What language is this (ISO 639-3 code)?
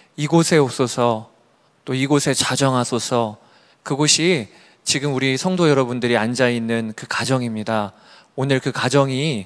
kor